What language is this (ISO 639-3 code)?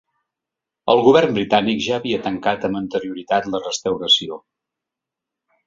cat